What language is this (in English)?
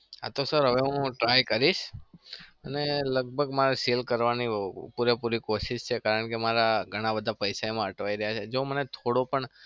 Gujarati